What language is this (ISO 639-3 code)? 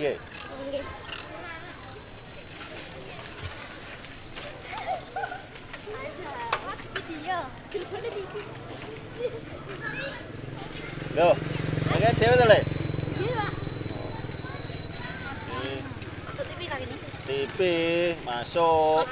ind